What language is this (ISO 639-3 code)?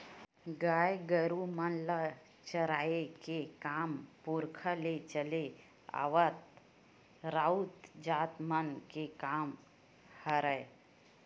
hne